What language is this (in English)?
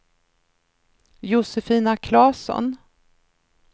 Swedish